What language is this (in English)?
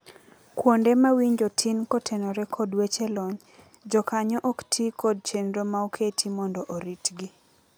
Luo (Kenya and Tanzania)